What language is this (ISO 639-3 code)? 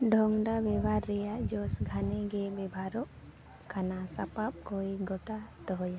sat